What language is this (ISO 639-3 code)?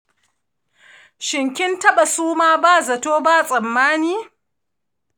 hau